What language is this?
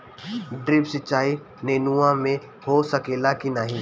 Bhojpuri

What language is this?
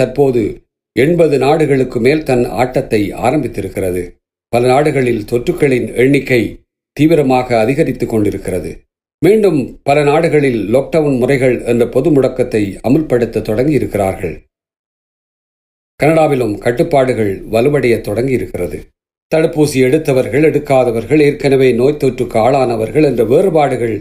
Tamil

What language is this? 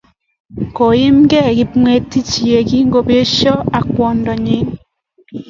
Kalenjin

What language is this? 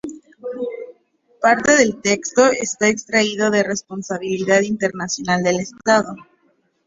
Spanish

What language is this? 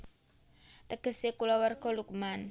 Javanese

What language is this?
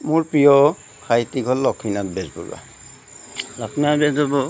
Assamese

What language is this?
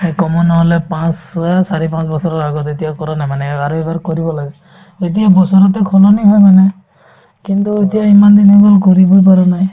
Assamese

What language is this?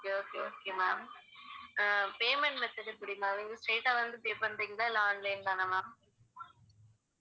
Tamil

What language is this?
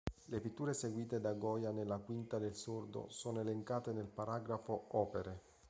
Italian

